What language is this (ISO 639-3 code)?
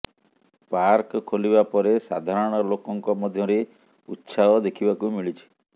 ori